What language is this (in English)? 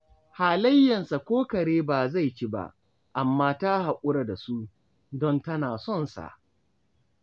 Hausa